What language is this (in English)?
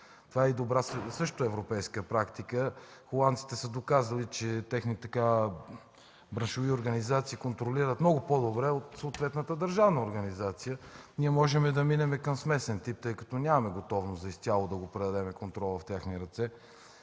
Bulgarian